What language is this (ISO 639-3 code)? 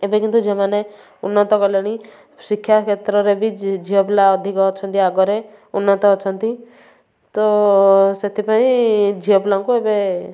ori